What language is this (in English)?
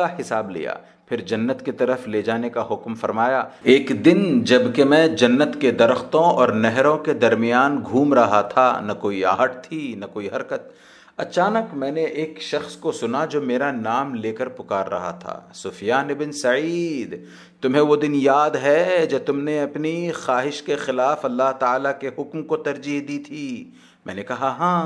Hindi